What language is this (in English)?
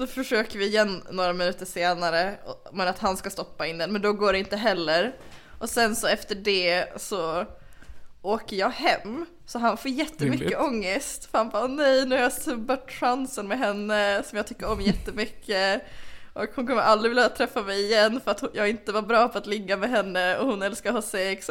Swedish